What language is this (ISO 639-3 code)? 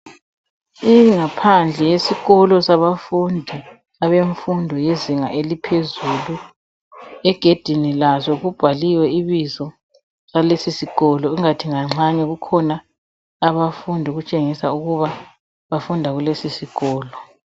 nde